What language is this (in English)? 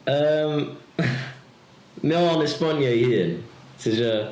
Welsh